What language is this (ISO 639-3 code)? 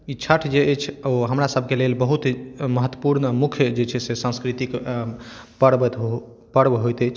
mai